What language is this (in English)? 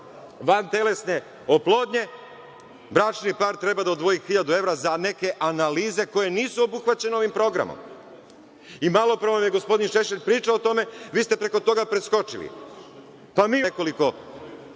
Serbian